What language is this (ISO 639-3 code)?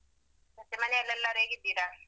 kan